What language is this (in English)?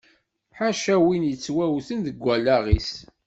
Kabyle